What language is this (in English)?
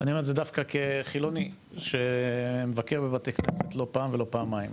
Hebrew